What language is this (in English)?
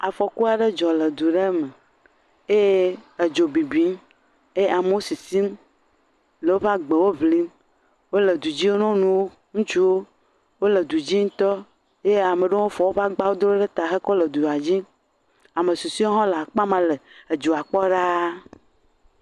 Ewe